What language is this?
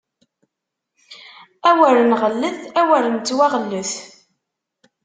Kabyle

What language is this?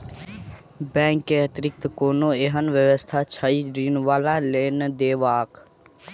Maithili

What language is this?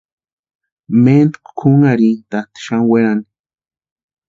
Western Highland Purepecha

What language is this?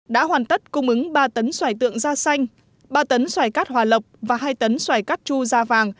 Vietnamese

